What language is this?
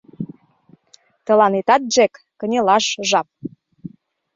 Mari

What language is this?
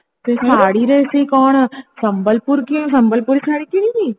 Odia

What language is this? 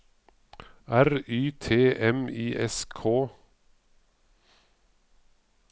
Norwegian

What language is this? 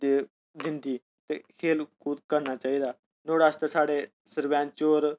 Dogri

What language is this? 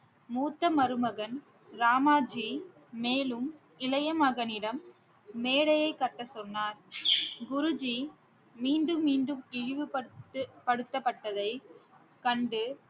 Tamil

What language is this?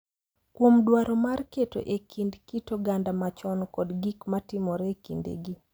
Luo (Kenya and Tanzania)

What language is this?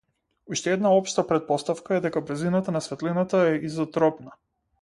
Macedonian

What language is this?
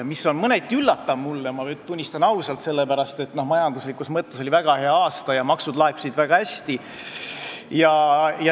Estonian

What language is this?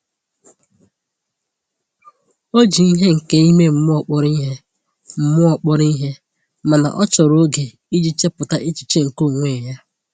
Igbo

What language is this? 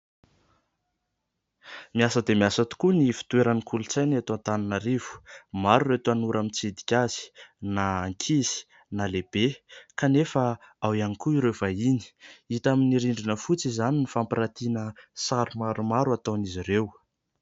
Malagasy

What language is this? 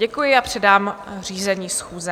Czech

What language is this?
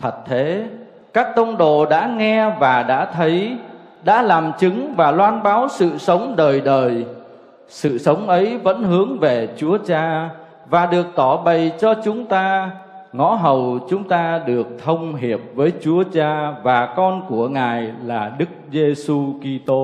Vietnamese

